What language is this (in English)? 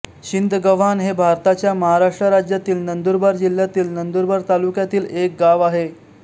Marathi